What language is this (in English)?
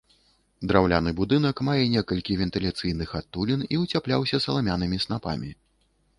Belarusian